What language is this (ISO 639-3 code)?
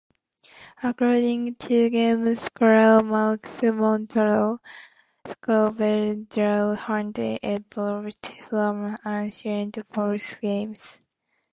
eng